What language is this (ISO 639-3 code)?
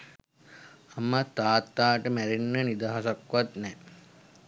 sin